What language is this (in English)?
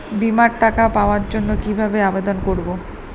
Bangla